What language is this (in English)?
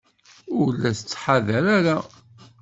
Kabyle